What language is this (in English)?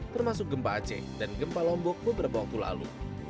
Indonesian